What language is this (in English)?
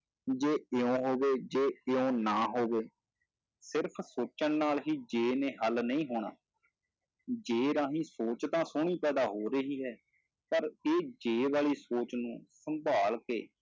Punjabi